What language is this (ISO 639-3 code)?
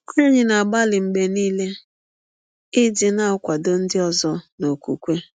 ibo